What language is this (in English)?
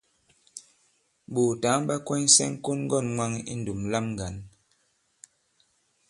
Bankon